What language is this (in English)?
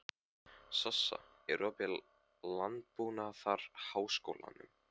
Icelandic